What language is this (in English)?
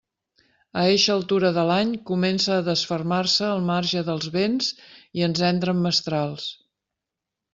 Catalan